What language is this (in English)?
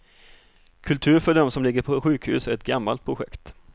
Swedish